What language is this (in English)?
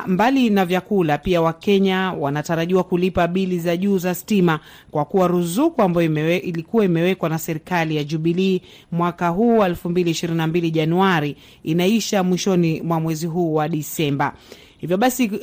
Swahili